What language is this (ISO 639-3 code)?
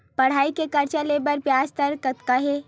hne